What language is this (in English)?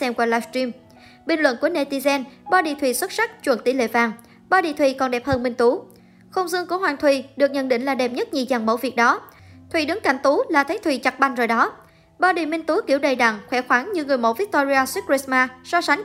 Vietnamese